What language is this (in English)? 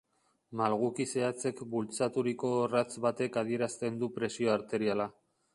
Basque